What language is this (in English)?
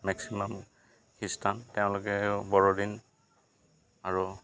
Assamese